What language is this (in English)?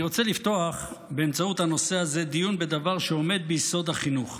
Hebrew